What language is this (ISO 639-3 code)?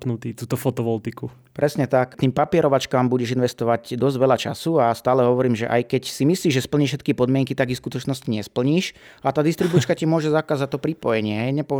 slk